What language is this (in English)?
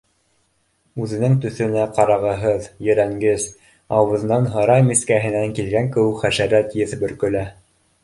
Bashkir